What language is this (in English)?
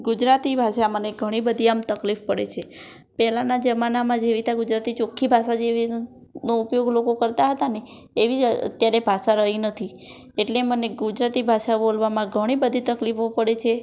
Gujarati